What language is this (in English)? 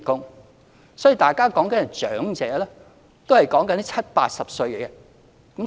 Cantonese